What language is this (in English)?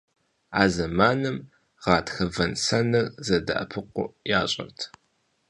Kabardian